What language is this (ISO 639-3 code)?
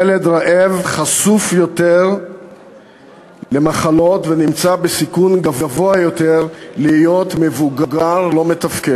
heb